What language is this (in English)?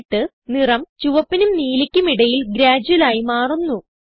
Malayalam